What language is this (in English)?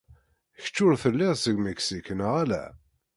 Kabyle